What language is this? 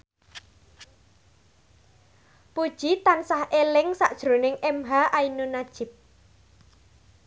Javanese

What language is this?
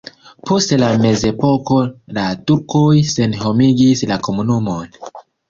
Esperanto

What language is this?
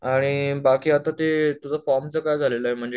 Marathi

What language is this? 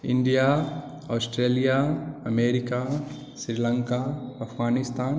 Maithili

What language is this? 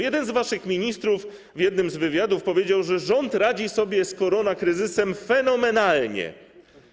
Polish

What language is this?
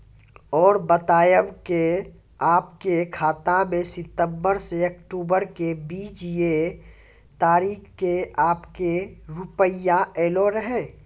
Maithili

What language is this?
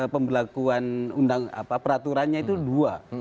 Indonesian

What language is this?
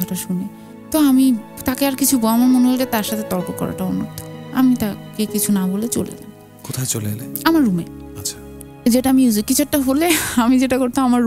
Bangla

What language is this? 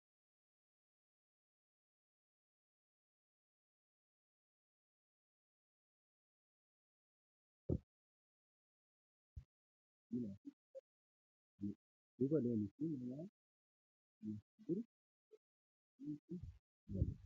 Oromo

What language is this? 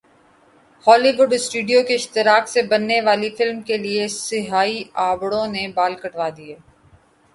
Urdu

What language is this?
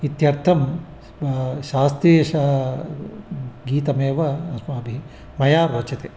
Sanskrit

